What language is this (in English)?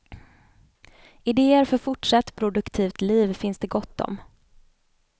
Swedish